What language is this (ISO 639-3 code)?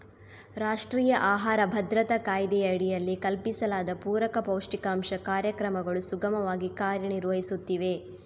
kan